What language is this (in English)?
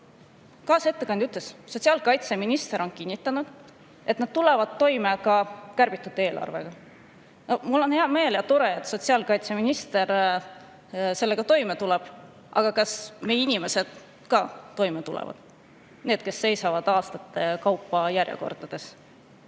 Estonian